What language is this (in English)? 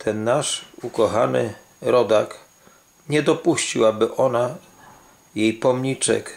Polish